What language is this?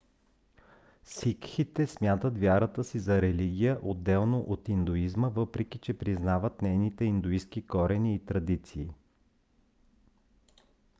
Bulgarian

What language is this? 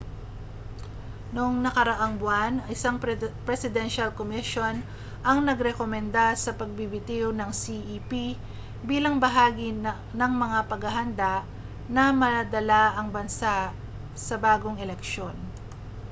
Filipino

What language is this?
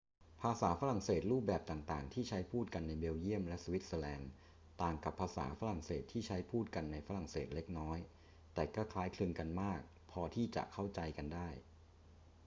Thai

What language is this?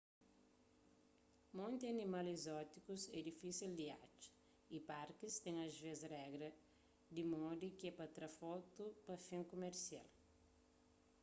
Kabuverdianu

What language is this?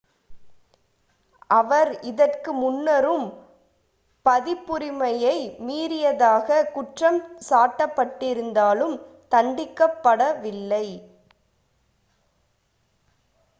Tamil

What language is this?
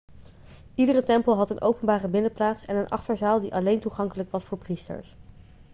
Dutch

